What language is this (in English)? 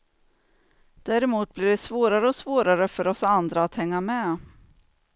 Swedish